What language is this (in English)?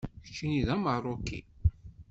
Kabyle